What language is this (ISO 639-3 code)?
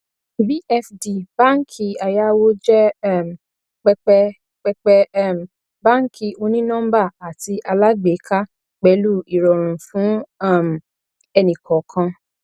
yor